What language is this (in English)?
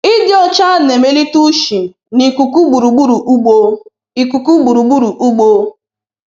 Igbo